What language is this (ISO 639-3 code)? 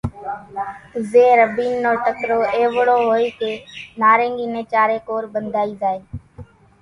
gjk